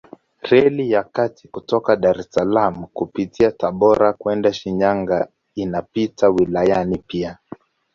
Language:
Swahili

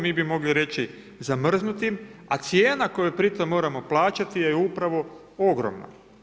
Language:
Croatian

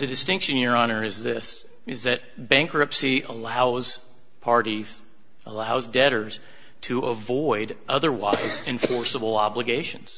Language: English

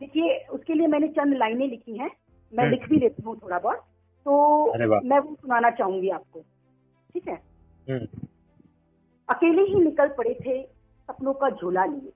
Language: Gujarati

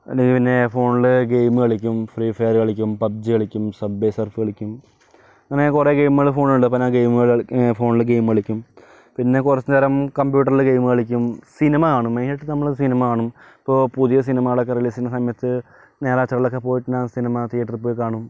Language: Malayalam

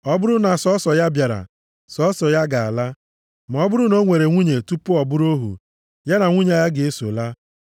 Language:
Igbo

